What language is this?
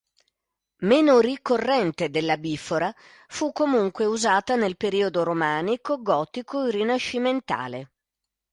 Italian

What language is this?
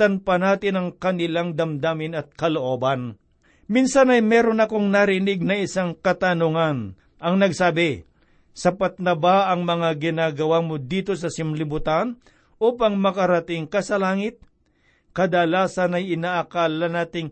Filipino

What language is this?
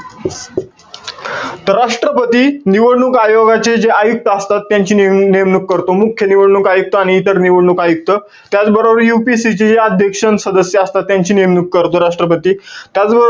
Marathi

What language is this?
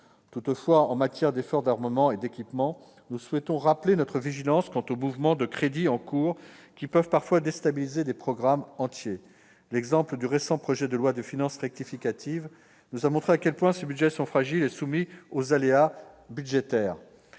French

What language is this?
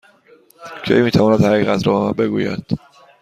Persian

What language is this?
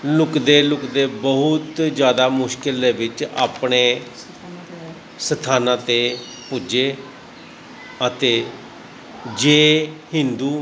Punjabi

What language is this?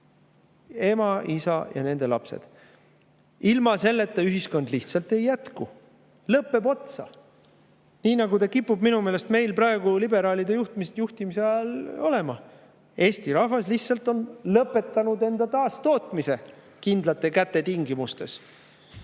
Estonian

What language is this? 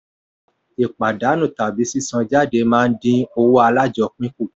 Yoruba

